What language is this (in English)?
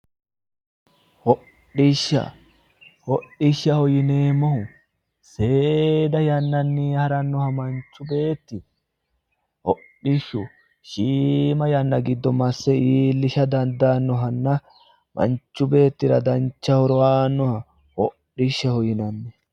Sidamo